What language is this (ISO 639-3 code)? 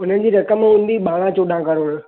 snd